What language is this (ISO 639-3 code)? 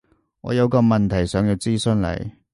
yue